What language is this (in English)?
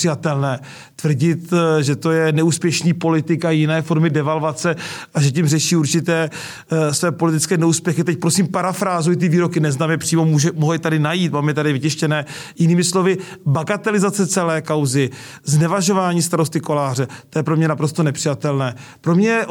Czech